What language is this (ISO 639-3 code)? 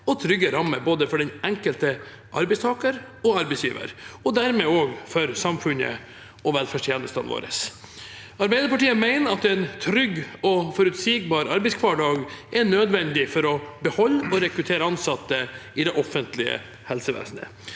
nor